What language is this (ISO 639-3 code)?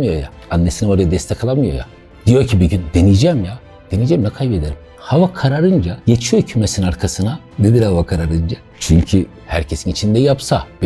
tur